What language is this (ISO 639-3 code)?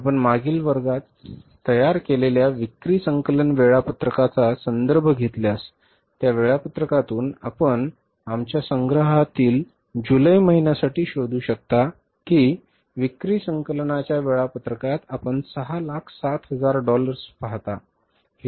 mar